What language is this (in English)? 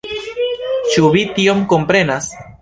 Esperanto